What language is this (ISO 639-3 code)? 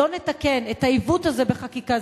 heb